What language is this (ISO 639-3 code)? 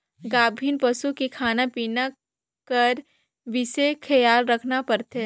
hne